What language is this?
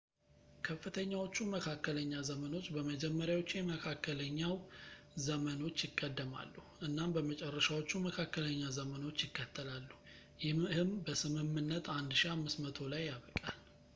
Amharic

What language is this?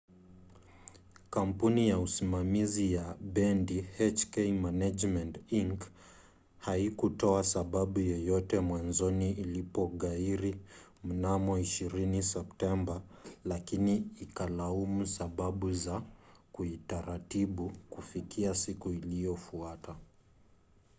Swahili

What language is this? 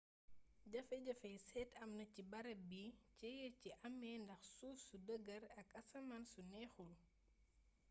Wolof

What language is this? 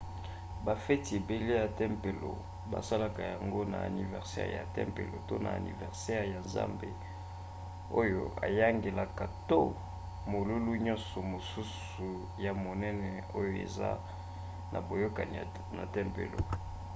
Lingala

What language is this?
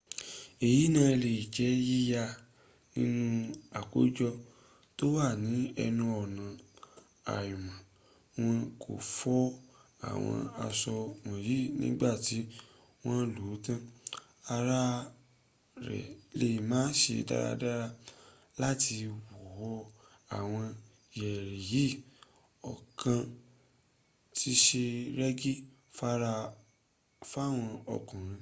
Yoruba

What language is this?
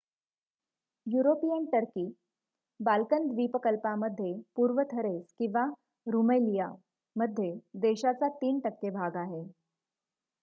Marathi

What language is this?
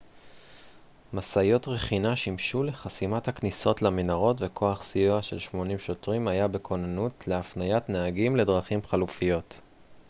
Hebrew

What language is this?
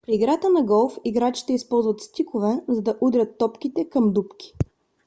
Bulgarian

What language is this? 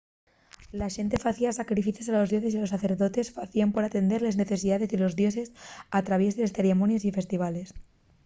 Asturian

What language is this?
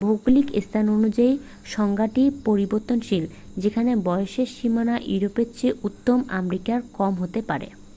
Bangla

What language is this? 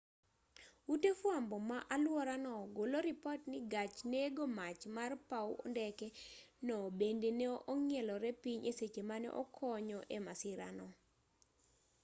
Luo (Kenya and Tanzania)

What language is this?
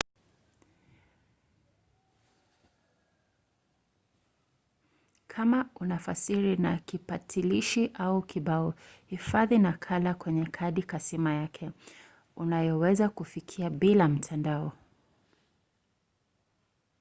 Swahili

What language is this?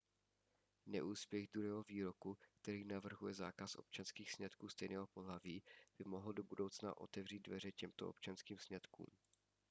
Czech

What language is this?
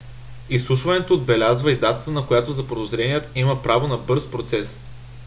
Bulgarian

